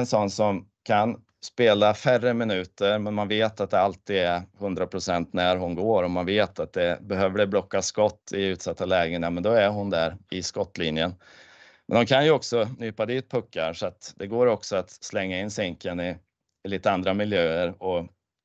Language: Swedish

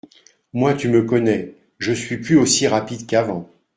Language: French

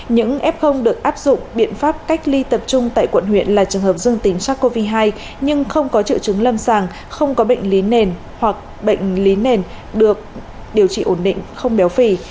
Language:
Vietnamese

